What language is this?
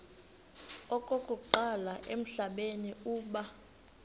Xhosa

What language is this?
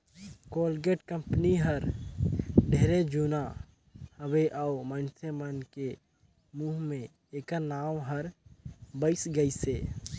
Chhattisgarhi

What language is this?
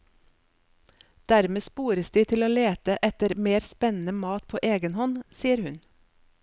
Norwegian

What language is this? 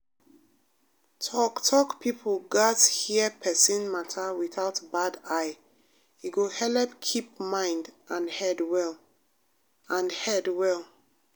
Nigerian Pidgin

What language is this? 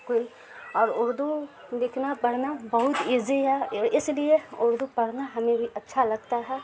Urdu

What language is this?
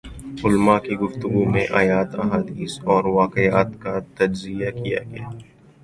Urdu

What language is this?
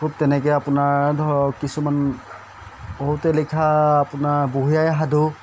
Assamese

